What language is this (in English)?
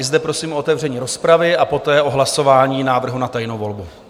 Czech